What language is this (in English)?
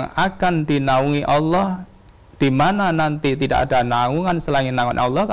Indonesian